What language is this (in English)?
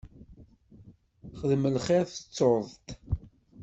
Kabyle